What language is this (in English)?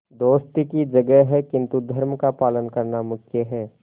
Hindi